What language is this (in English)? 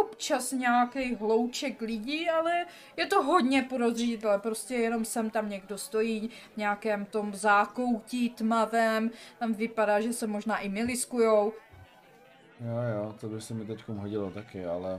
Czech